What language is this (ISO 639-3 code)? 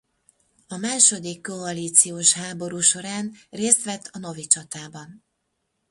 hun